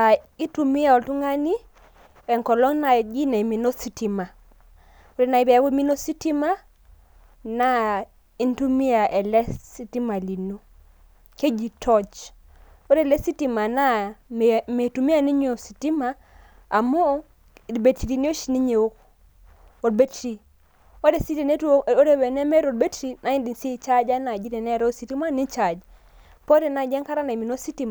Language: Masai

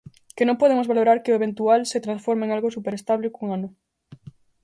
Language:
Galician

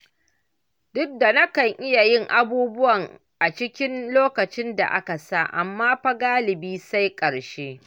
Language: Hausa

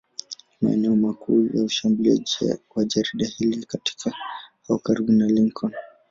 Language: Swahili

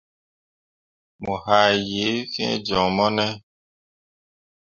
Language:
Mundang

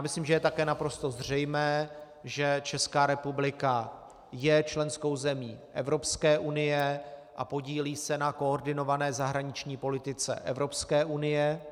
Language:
Czech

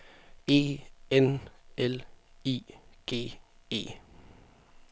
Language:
Danish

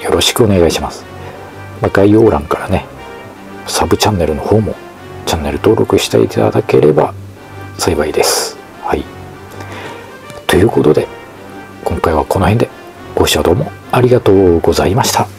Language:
Japanese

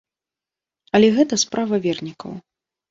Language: Belarusian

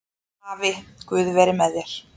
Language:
Icelandic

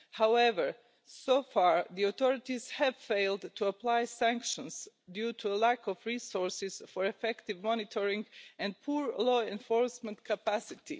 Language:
English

